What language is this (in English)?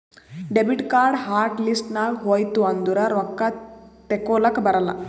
Kannada